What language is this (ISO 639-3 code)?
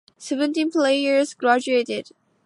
eng